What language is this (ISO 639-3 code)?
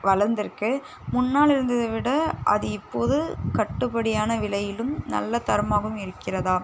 tam